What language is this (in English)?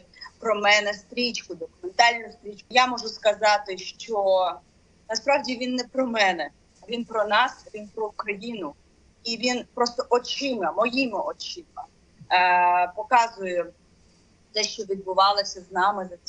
Ukrainian